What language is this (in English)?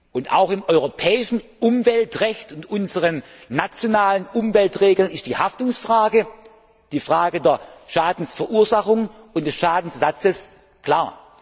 German